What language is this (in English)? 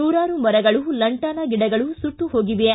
Kannada